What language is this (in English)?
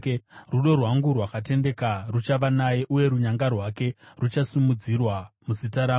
Shona